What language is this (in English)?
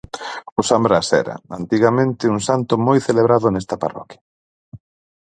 Galician